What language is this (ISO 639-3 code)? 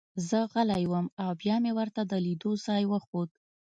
pus